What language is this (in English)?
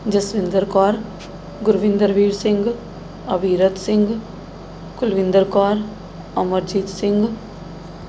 Punjabi